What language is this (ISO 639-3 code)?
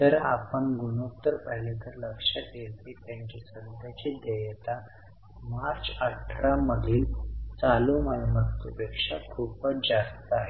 mar